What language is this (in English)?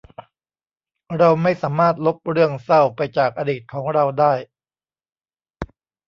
Thai